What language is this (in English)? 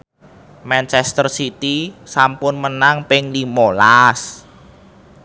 Javanese